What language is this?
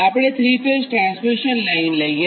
Gujarati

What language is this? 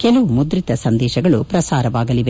Kannada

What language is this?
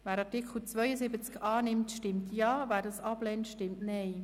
Swiss German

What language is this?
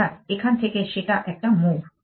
Bangla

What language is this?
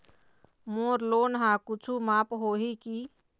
Chhattisgarhi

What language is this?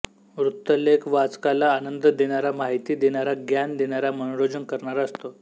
Marathi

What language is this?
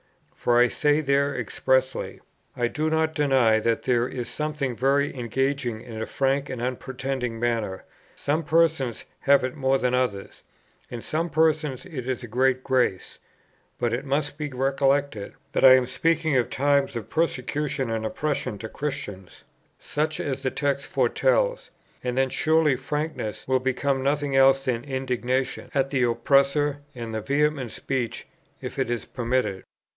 English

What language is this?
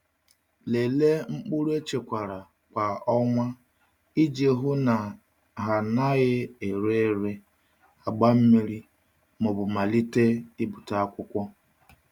Igbo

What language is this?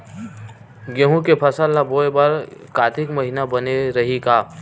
Chhattisgarhi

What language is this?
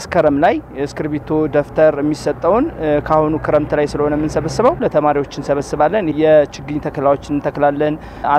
Arabic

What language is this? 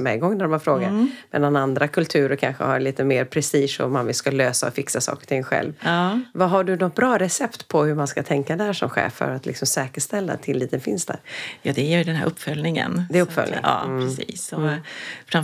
Swedish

